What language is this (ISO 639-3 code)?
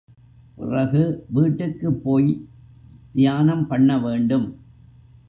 tam